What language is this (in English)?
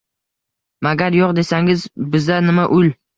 Uzbek